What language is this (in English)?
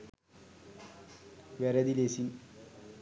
Sinhala